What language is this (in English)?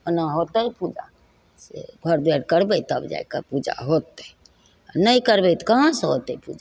Maithili